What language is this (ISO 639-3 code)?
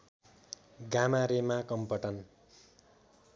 nep